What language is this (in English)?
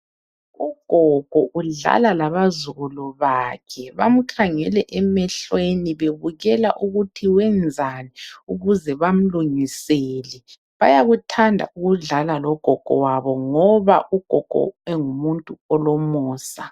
North Ndebele